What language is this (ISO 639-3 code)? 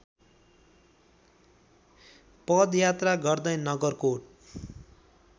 nep